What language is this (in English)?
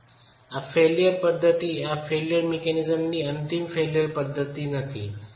Gujarati